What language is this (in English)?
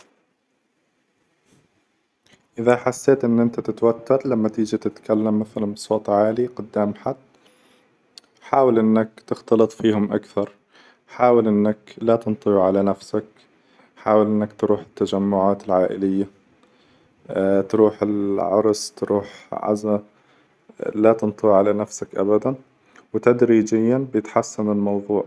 Hijazi Arabic